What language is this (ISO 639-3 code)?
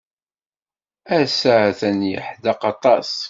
kab